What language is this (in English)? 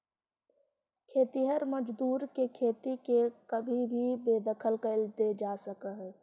Magahi